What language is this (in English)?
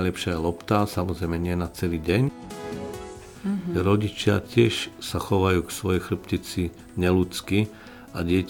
Slovak